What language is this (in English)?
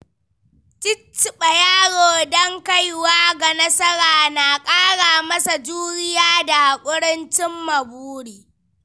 Hausa